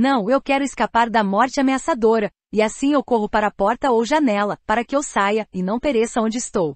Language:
Portuguese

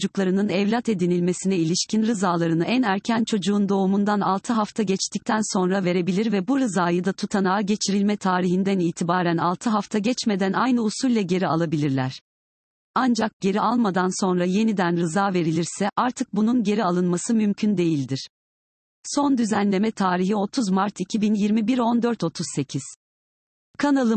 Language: Turkish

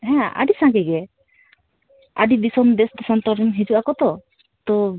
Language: Santali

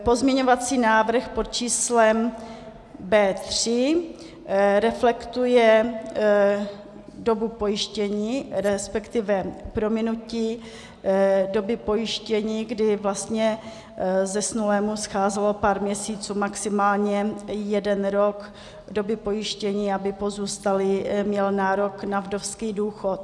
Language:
Czech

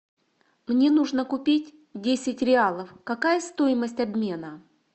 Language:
Russian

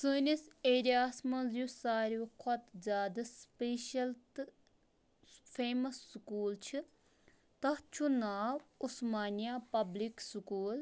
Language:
Kashmiri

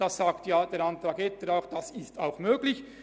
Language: Swiss German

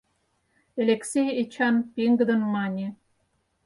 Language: Mari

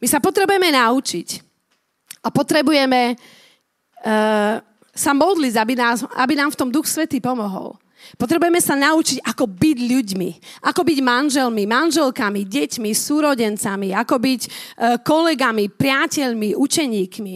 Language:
Slovak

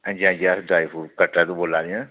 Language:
Dogri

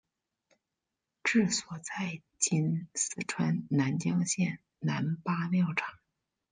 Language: Chinese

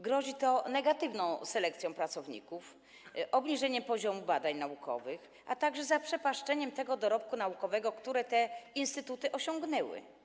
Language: Polish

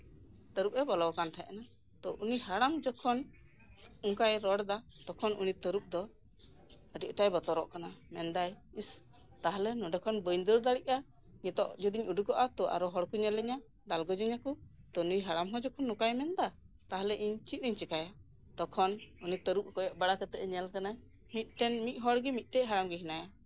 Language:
Santali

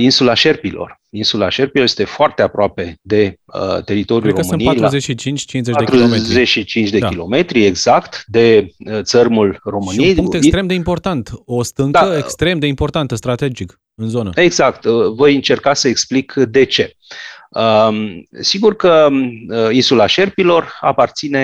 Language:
Romanian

